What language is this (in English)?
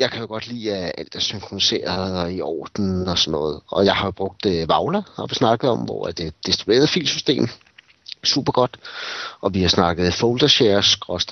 Danish